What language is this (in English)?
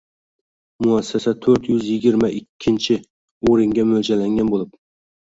Uzbek